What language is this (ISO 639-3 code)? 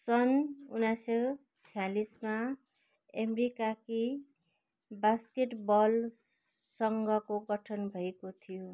nep